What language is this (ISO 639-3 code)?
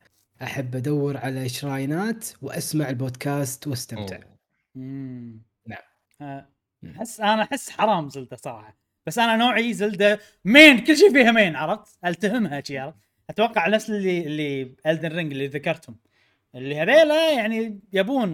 ara